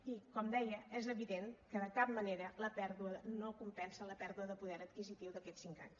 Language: Catalan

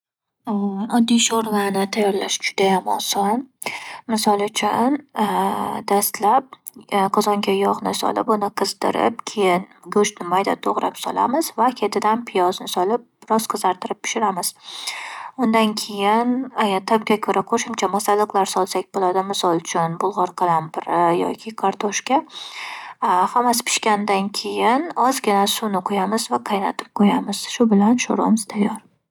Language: Uzbek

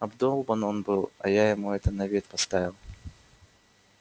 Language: Russian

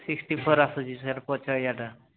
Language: Odia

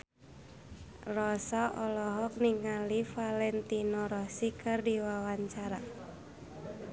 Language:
Sundanese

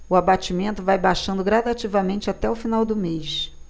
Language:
Portuguese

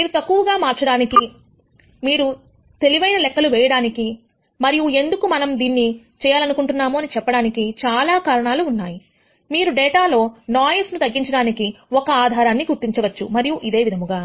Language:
Telugu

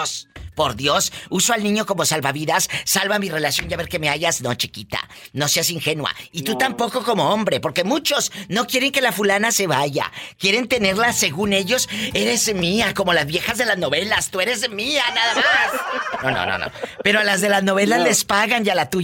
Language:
Spanish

